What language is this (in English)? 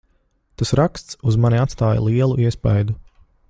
Latvian